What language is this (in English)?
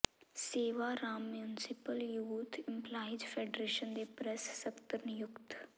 Punjabi